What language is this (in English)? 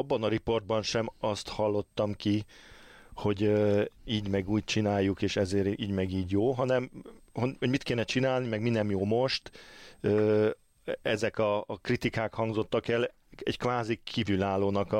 Hungarian